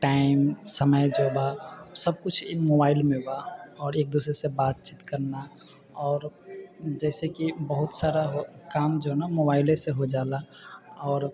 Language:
Maithili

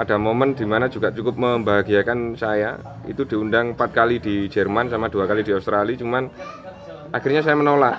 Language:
Indonesian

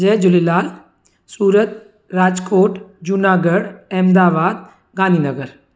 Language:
Sindhi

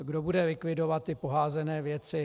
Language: Czech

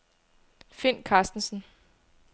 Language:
Danish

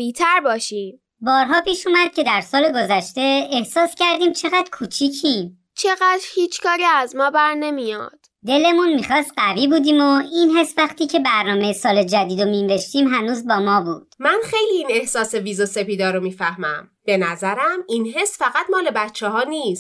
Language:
Persian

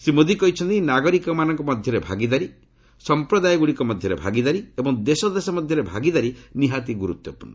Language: Odia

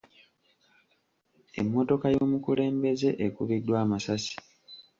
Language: Ganda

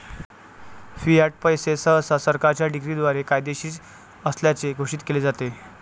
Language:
Marathi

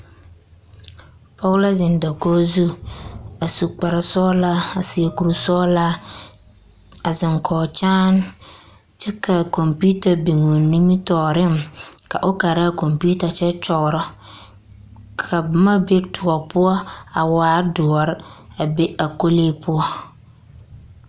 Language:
Southern Dagaare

